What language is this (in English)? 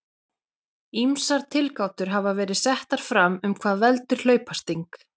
Icelandic